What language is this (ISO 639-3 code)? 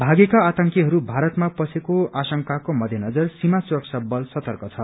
nep